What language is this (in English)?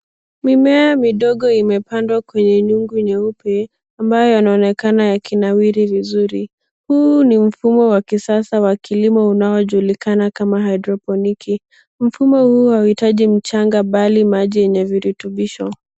Swahili